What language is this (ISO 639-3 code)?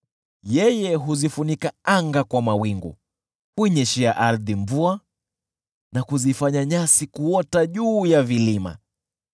swa